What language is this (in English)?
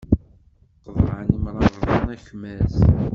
Kabyle